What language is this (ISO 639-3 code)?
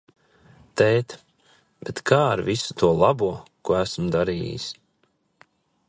lav